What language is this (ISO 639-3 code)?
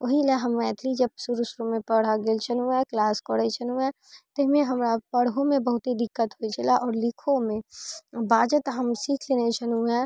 mai